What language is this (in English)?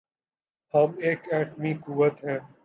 Urdu